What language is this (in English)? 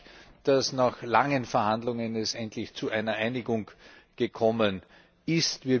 German